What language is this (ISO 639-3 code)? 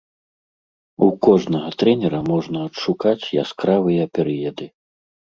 bel